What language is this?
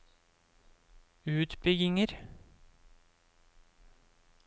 Norwegian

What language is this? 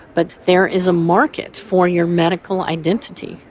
English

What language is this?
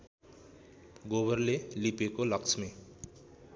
Nepali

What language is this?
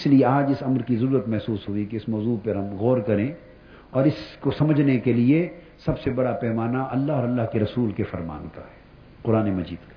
Urdu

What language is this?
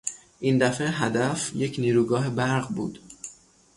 Persian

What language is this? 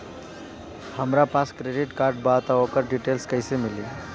Bhojpuri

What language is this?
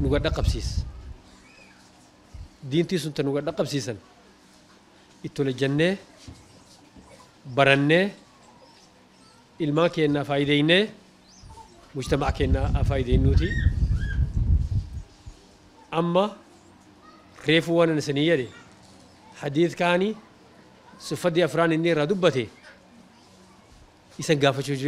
Arabic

